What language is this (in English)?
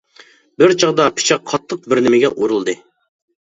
Uyghur